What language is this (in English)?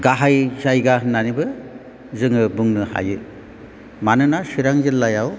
Bodo